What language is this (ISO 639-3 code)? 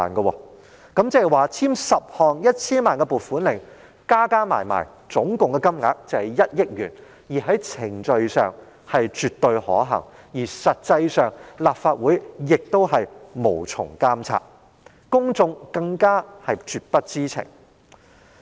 yue